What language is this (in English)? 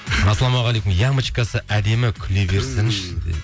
Kazakh